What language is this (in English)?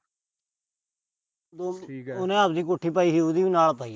Punjabi